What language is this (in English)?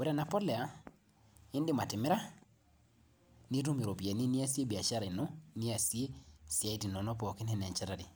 Masai